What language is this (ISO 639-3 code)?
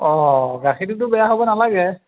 asm